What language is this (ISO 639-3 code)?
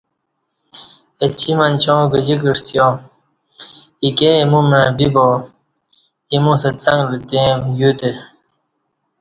bsh